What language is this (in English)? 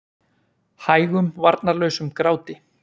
Icelandic